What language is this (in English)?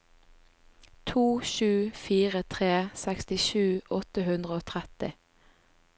Norwegian